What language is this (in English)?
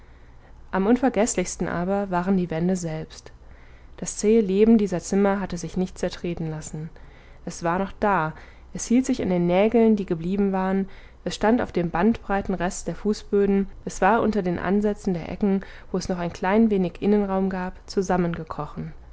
German